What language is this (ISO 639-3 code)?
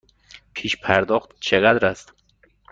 fas